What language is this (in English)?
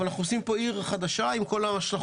Hebrew